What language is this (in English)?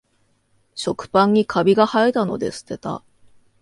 Japanese